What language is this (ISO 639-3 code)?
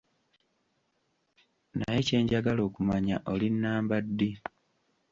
lug